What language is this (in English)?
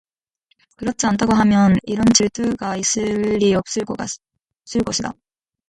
Korean